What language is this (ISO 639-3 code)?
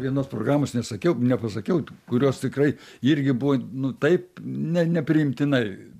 lit